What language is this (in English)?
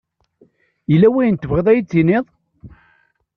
Kabyle